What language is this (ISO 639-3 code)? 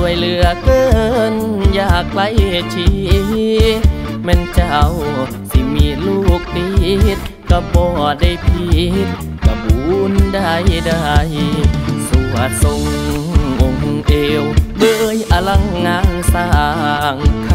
tha